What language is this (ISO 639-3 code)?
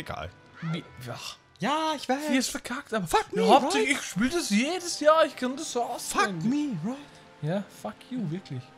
deu